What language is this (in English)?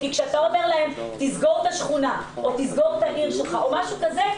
Hebrew